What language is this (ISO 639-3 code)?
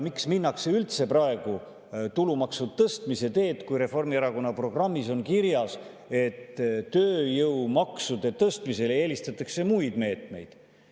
est